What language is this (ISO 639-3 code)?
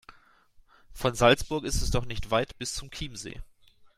deu